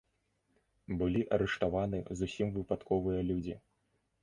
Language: Belarusian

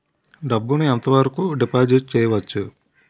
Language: Telugu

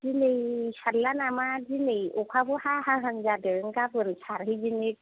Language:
Bodo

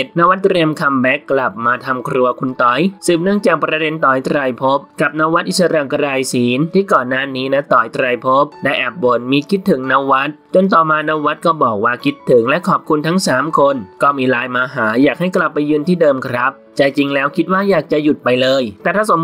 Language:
Thai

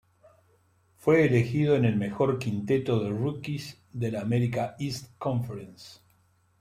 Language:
Spanish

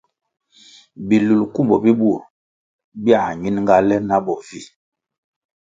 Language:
Kwasio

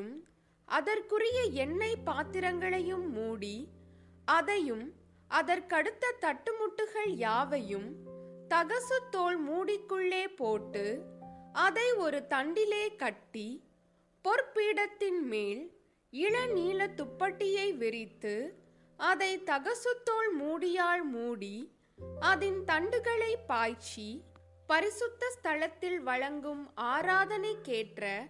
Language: Tamil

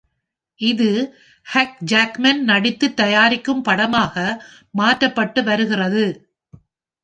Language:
Tamil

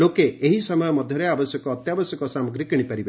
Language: Odia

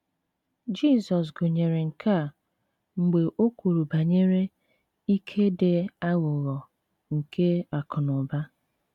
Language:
Igbo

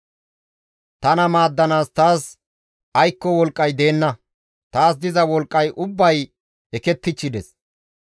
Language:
Gamo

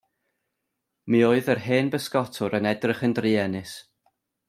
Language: Welsh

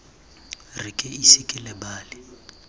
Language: Tswana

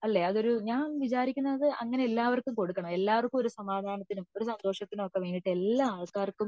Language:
Malayalam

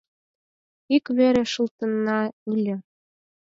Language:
Mari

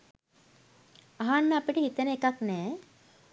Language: Sinhala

